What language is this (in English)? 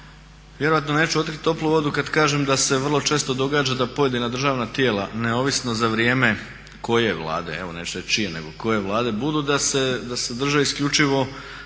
Croatian